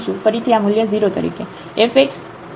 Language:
Gujarati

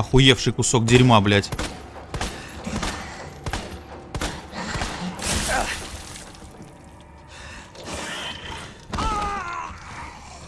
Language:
Russian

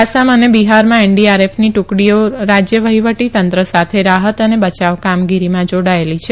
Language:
Gujarati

